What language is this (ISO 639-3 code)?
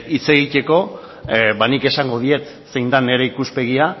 eus